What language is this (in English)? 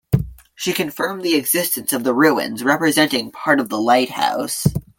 English